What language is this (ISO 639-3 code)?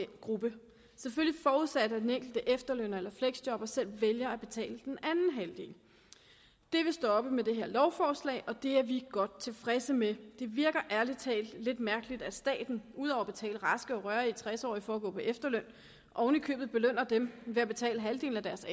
dan